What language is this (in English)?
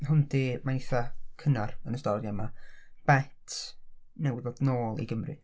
Welsh